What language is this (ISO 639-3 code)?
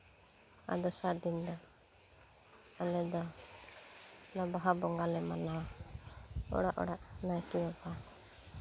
sat